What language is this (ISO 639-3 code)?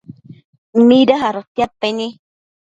mcf